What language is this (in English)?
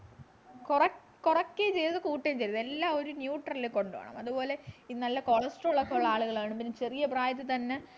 Malayalam